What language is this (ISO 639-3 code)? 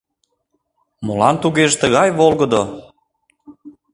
chm